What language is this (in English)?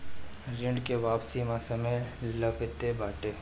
Bhojpuri